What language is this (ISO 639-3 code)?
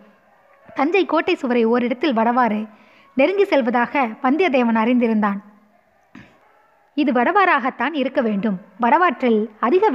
tam